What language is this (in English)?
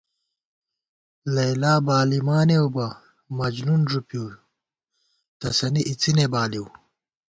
Gawar-Bati